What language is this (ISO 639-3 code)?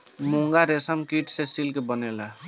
bho